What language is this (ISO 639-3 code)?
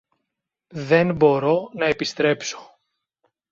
ell